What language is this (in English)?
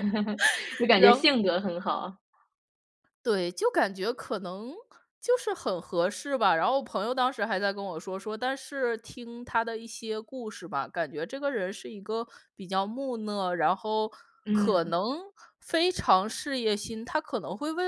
Chinese